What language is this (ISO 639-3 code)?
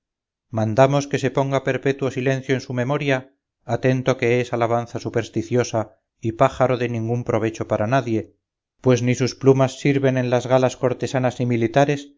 spa